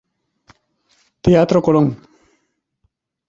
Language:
Spanish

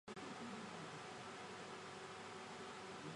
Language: Chinese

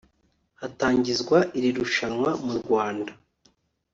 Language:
Kinyarwanda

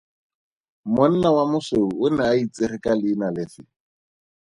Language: Tswana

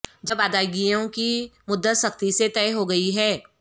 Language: Urdu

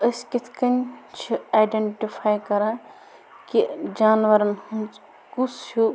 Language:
Kashmiri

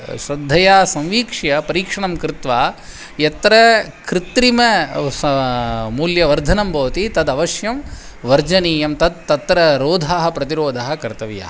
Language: Sanskrit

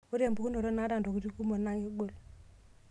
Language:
Masai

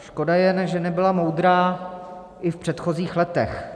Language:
Czech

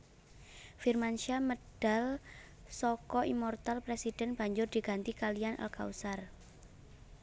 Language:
Javanese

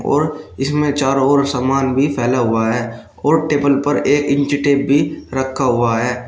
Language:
Hindi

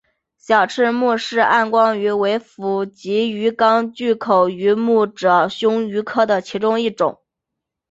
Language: Chinese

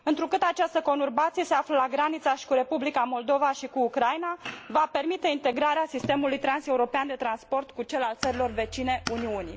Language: Romanian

